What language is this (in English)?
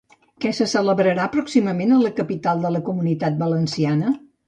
Catalan